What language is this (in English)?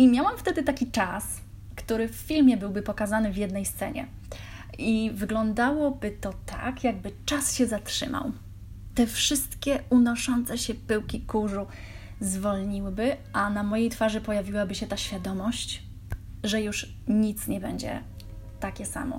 Polish